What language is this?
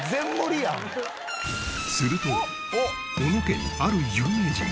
Japanese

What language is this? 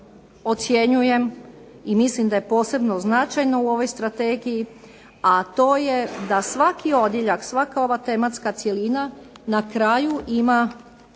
Croatian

